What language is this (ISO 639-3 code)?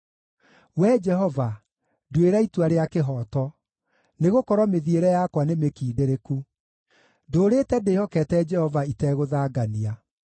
kik